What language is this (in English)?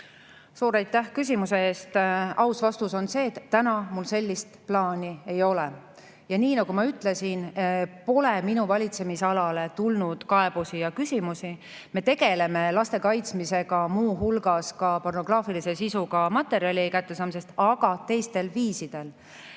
Estonian